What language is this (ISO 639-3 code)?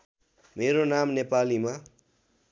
nep